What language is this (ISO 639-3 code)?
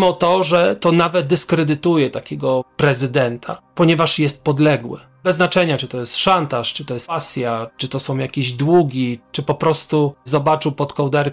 pol